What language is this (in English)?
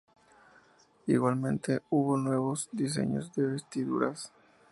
Spanish